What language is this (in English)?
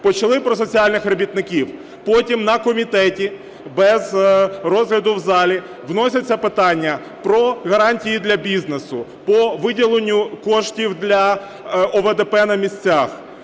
Ukrainian